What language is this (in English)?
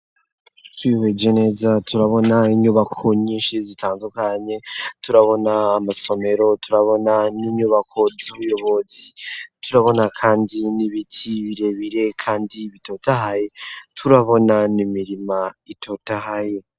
Rundi